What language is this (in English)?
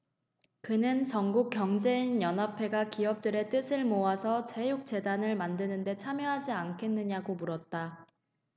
Korean